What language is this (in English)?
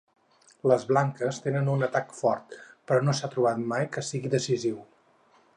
Catalan